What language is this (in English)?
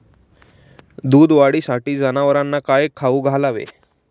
Marathi